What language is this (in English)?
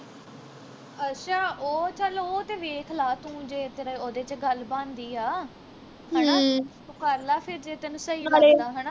Punjabi